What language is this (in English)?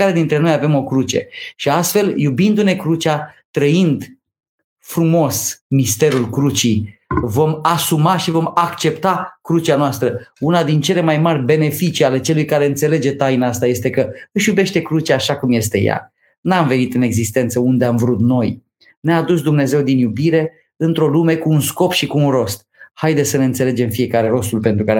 Romanian